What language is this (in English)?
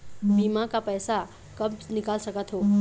Chhattisgarhi